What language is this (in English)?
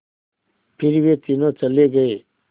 Hindi